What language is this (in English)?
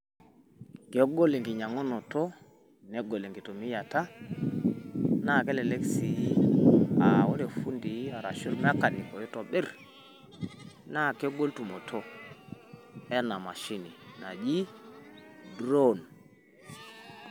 Masai